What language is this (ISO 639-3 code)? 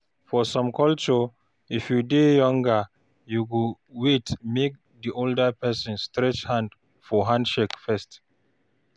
pcm